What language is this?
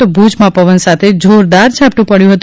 Gujarati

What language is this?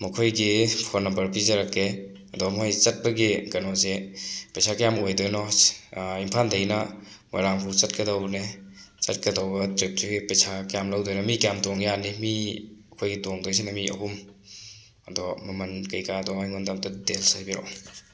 Manipuri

